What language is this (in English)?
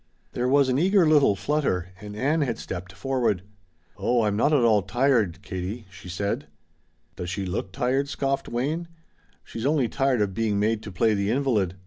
English